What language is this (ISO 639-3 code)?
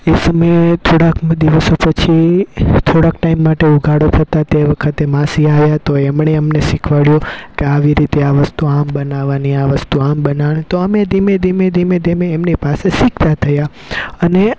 guj